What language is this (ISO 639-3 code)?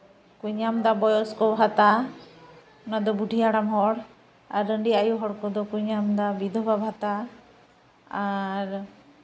sat